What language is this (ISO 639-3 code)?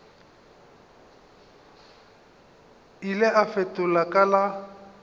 nso